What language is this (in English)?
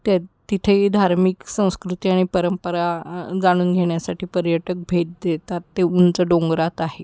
Marathi